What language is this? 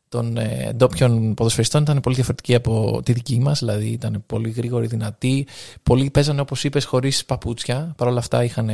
Greek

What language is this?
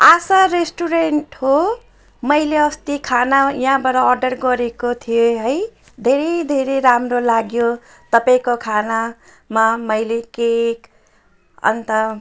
Nepali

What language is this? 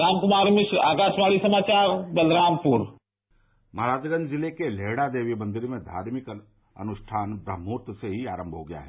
Hindi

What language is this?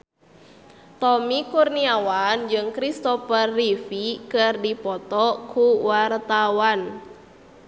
Sundanese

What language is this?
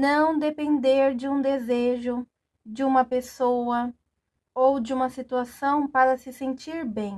Portuguese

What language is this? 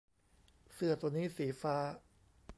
Thai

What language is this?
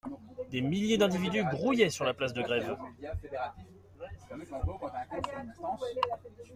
French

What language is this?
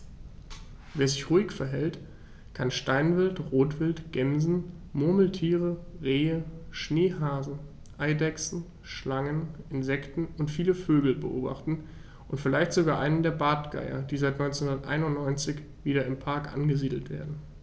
German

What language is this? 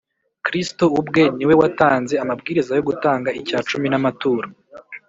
Kinyarwanda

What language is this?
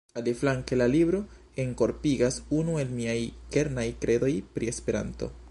Esperanto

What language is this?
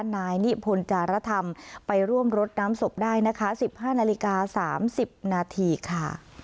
Thai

